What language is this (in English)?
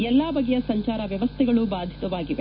Kannada